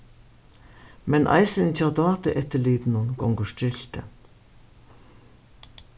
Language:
Faroese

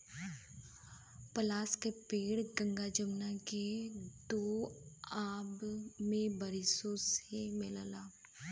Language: Bhojpuri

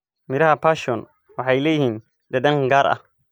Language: Somali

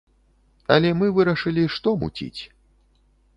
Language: Belarusian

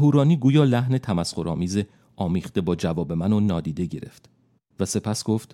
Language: Persian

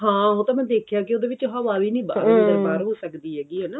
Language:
Punjabi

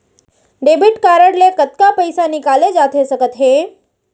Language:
Chhattisgarhi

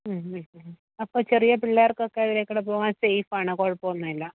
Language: Malayalam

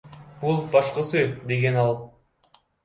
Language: Kyrgyz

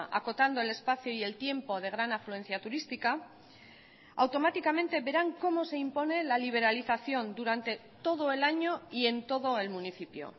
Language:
Spanish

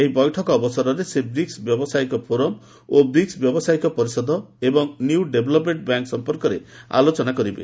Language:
Odia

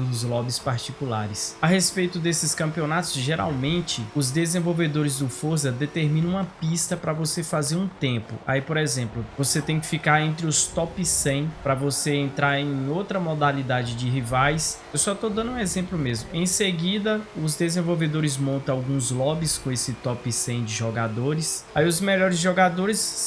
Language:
Portuguese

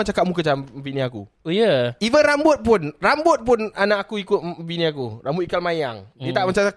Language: Malay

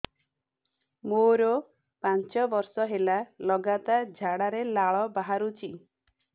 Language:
Odia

